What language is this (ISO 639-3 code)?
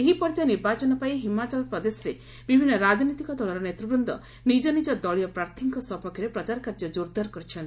ori